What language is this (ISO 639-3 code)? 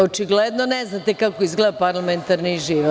srp